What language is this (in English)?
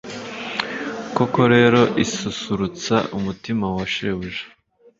Kinyarwanda